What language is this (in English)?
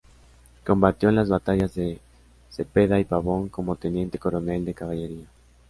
Spanish